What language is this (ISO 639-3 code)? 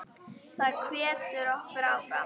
isl